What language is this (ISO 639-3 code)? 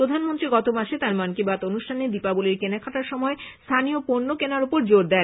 ben